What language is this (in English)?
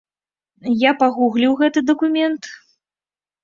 Belarusian